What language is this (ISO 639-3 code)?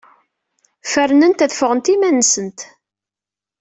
kab